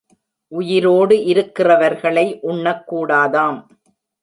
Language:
Tamil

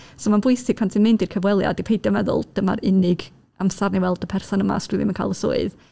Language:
Welsh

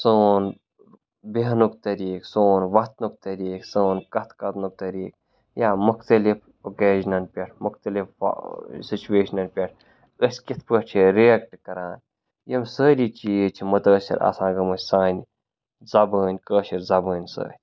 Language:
Kashmiri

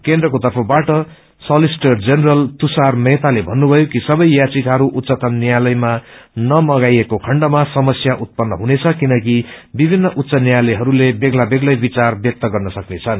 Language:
Nepali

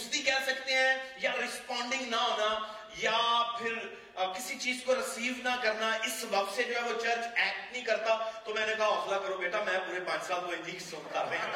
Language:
Urdu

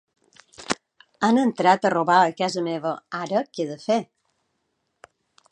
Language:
Catalan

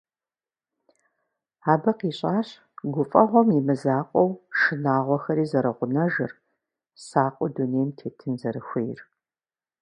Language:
Kabardian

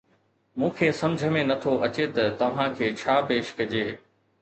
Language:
Sindhi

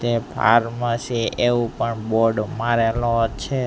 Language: Gujarati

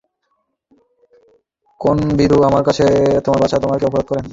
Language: Bangla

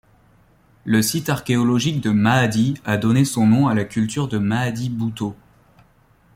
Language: French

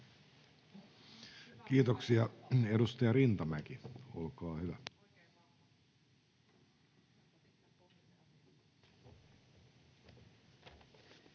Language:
Finnish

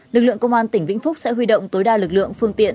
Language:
Vietnamese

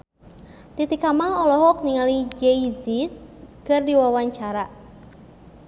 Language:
Sundanese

